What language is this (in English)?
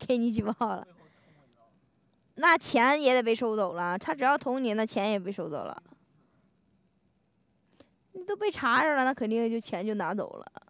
Chinese